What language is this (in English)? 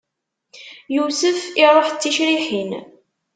Kabyle